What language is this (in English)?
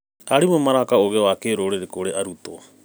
Kikuyu